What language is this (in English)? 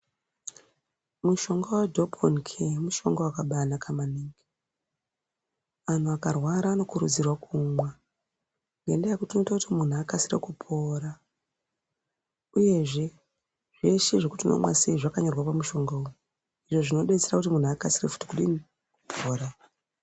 Ndau